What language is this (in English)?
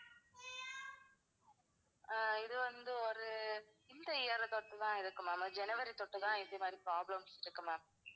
Tamil